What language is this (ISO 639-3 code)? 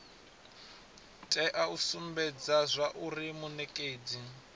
ven